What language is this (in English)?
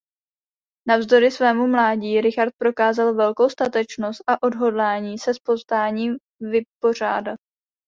Czech